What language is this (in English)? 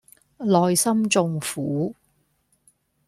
Cantonese